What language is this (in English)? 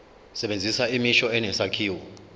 Zulu